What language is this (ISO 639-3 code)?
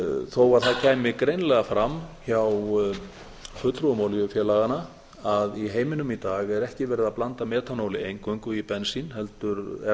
isl